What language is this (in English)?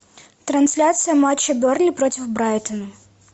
Russian